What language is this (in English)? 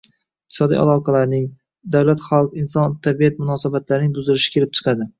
Uzbek